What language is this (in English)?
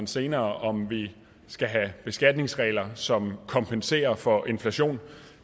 Danish